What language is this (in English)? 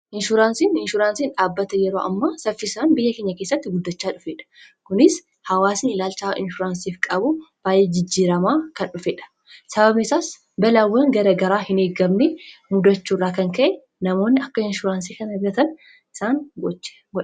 Oromo